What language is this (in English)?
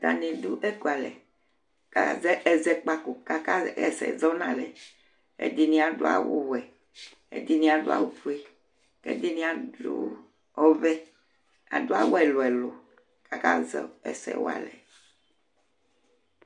Ikposo